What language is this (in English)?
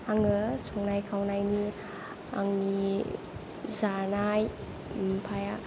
Bodo